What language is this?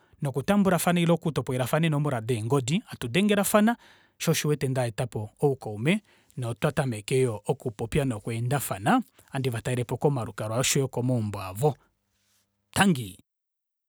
Kuanyama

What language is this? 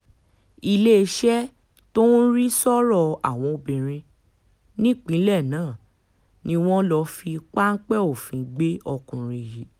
Yoruba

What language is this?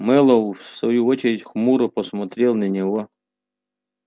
Russian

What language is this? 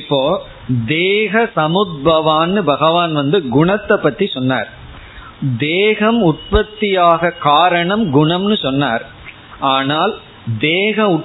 Tamil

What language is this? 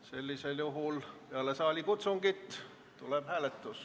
Estonian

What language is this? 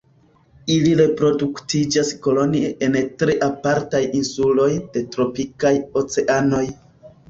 Esperanto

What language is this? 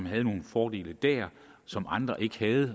Danish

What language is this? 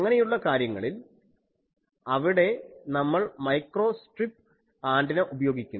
Malayalam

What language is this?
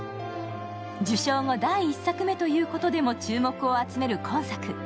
Japanese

